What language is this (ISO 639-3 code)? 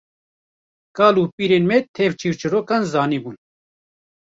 kur